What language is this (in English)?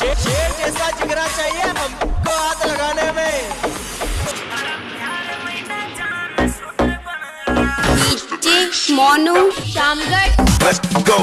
Hindi